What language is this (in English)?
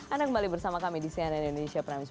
Indonesian